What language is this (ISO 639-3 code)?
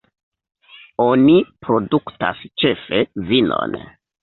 epo